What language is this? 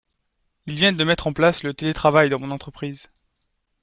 French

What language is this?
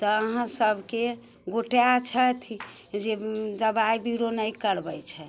Maithili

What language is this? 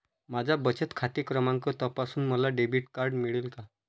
Marathi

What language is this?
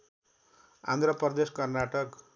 Nepali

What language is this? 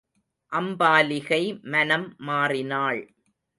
Tamil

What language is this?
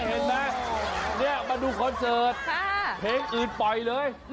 Thai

